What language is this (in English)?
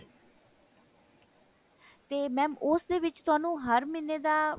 Punjabi